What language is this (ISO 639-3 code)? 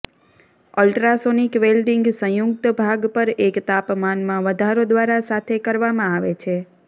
guj